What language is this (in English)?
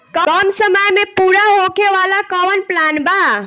Bhojpuri